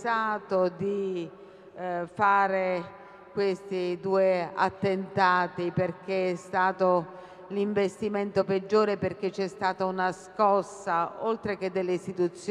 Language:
Italian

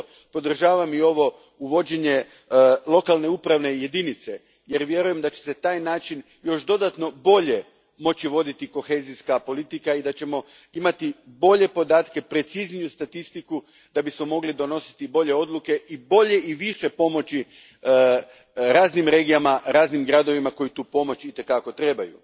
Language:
Croatian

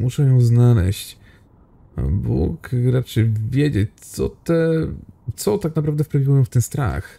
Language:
Polish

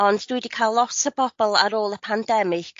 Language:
Welsh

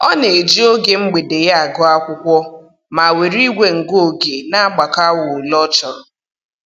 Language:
Igbo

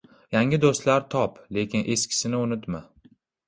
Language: Uzbek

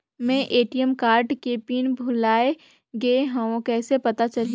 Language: Chhattisgarhi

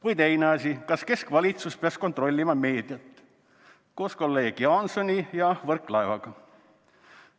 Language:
Estonian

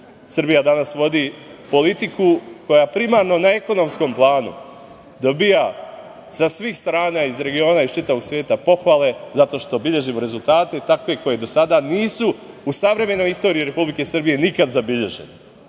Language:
Serbian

